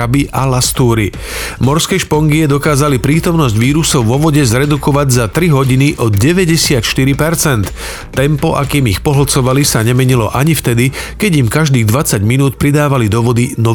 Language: Slovak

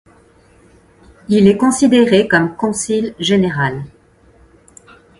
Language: French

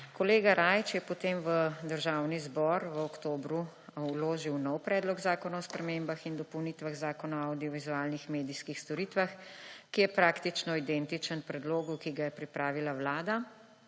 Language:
Slovenian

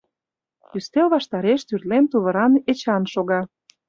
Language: Mari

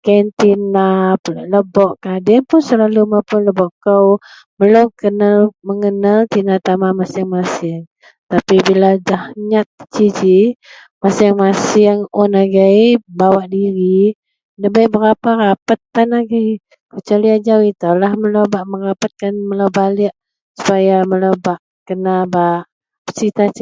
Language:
Central Melanau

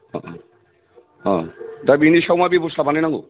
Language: Bodo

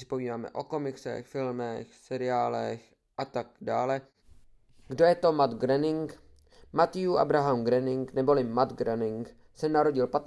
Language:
Czech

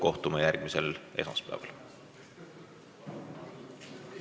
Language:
Estonian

